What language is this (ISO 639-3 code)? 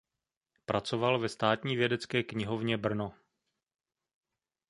ces